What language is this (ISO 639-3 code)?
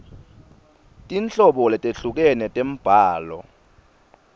ssw